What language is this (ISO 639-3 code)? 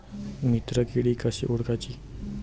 mar